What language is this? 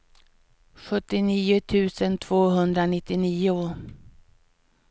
Swedish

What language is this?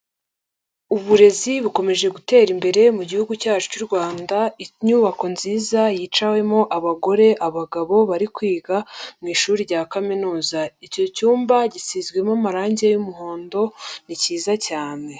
Kinyarwanda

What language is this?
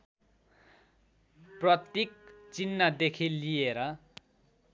Nepali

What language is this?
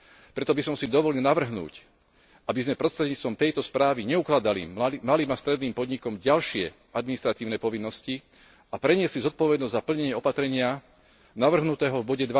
Slovak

